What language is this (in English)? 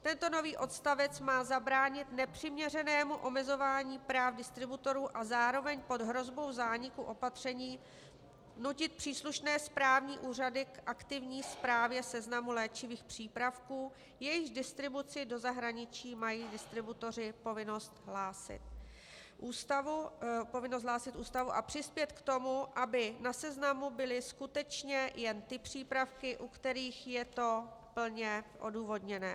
Czech